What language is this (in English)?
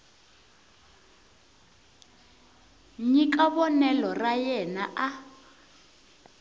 Tsonga